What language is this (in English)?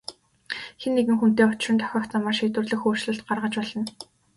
Mongolian